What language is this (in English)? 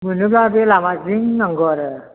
Bodo